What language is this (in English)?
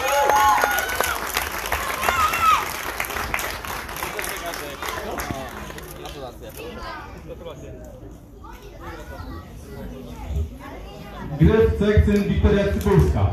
Polish